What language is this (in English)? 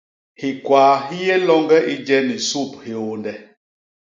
Basaa